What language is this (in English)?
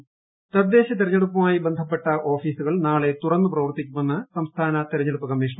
Malayalam